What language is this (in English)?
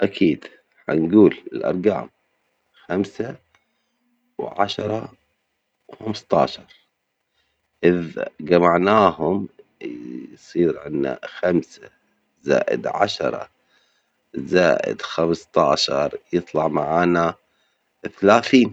Omani Arabic